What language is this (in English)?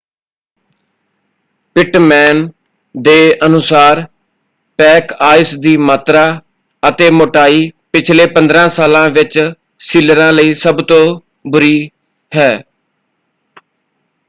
Punjabi